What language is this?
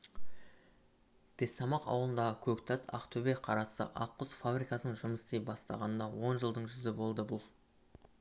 Kazakh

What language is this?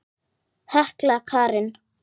Icelandic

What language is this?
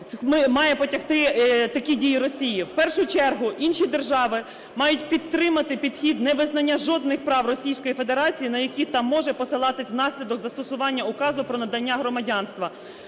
Ukrainian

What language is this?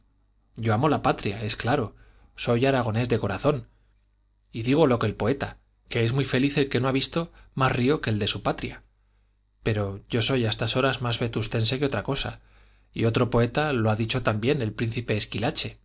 Spanish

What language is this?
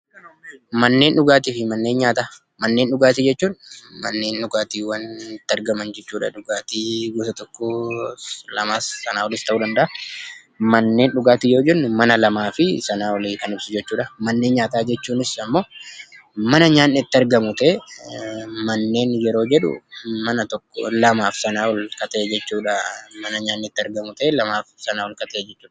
Oromo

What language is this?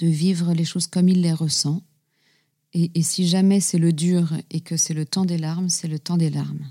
French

